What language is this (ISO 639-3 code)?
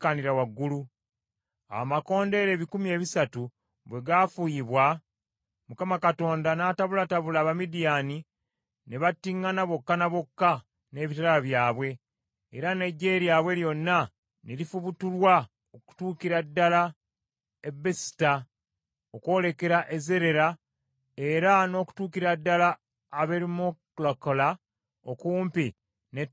lug